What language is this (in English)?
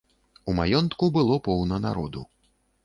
Belarusian